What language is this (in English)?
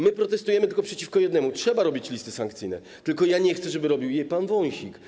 Polish